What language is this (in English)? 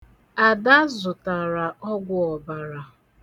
Igbo